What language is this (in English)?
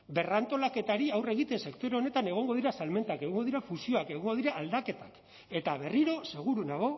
Basque